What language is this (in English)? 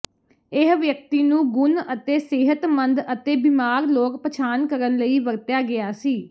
Punjabi